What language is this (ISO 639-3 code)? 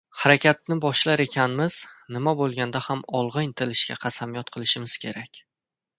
uzb